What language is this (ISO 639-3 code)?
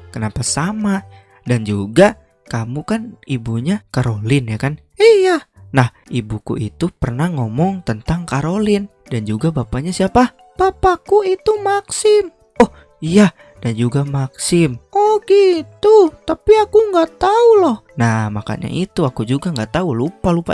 ind